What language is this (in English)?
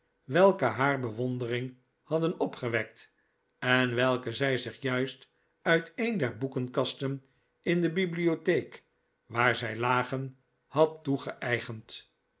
Dutch